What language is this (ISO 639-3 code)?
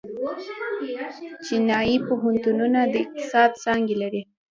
pus